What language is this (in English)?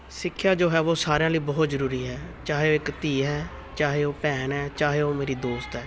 Punjabi